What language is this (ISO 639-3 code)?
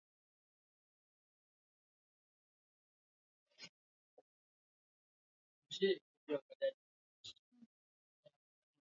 swa